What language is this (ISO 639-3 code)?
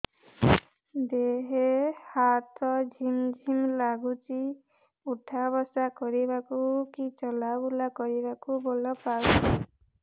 ori